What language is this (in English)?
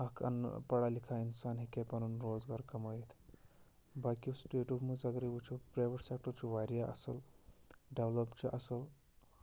Kashmiri